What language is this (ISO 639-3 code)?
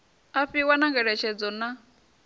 ven